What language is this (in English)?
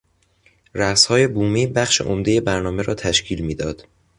Persian